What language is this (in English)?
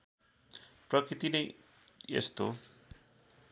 Nepali